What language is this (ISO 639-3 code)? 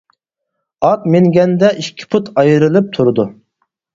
uig